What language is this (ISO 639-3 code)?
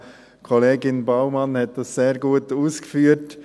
gsw